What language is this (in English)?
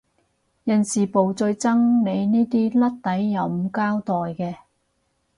Cantonese